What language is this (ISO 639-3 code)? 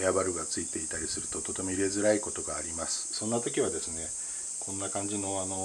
jpn